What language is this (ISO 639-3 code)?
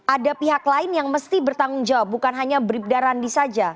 ind